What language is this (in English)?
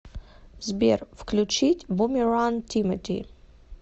Russian